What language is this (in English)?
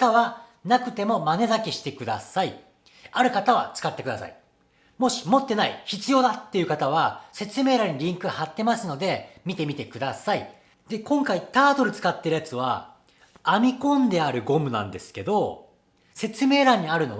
Japanese